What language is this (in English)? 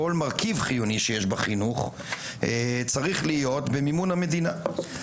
Hebrew